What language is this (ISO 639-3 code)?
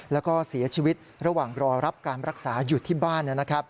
tha